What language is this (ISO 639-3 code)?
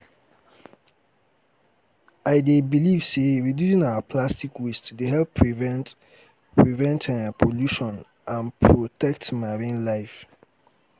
pcm